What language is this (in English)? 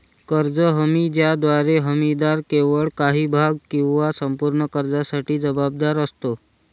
Marathi